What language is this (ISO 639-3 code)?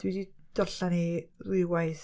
cym